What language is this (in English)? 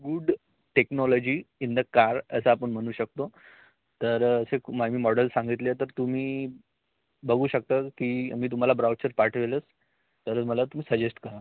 Marathi